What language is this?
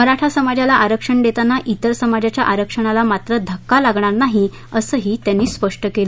Marathi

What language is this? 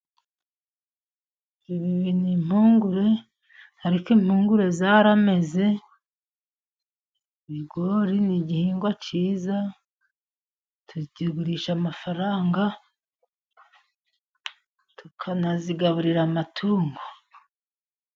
Kinyarwanda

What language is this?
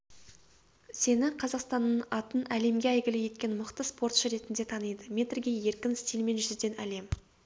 Kazakh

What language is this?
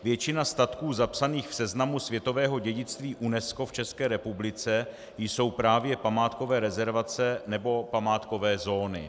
Czech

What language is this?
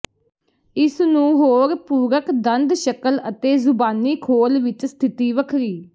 Punjabi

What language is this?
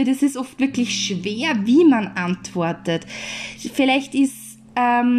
German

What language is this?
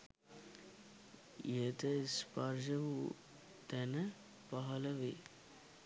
Sinhala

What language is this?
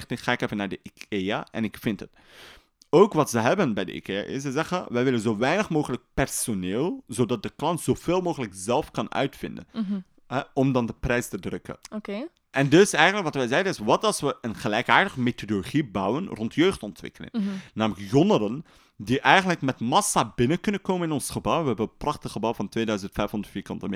Dutch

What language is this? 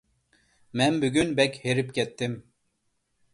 Uyghur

